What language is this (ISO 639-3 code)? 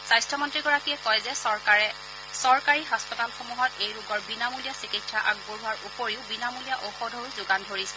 asm